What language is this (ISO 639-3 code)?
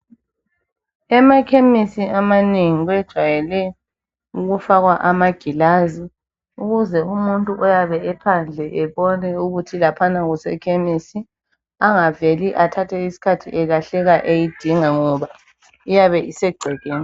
nde